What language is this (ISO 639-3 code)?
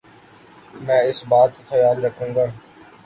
urd